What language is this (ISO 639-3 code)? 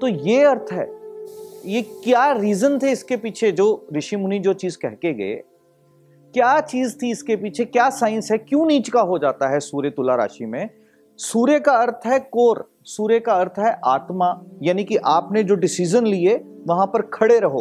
hin